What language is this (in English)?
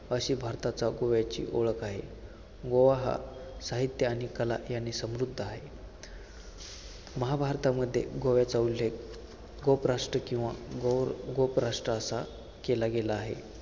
Marathi